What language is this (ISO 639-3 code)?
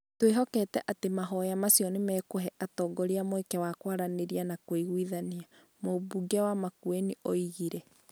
kik